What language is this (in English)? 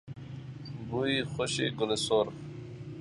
Persian